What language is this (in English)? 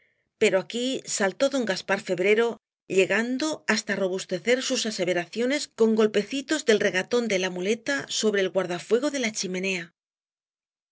Spanish